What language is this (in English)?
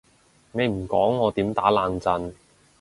Cantonese